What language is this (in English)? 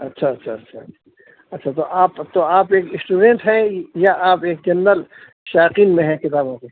Urdu